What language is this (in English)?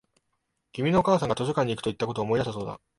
Japanese